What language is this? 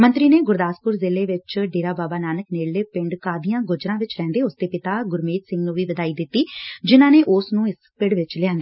Punjabi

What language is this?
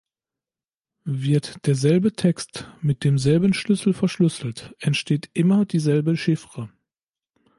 German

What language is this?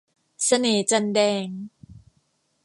Thai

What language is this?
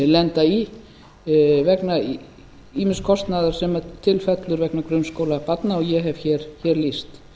Icelandic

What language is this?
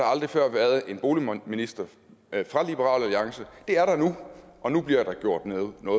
Danish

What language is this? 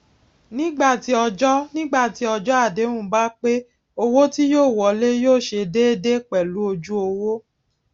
Yoruba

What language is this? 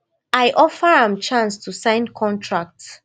Nigerian Pidgin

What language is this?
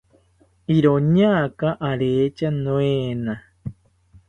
South Ucayali Ashéninka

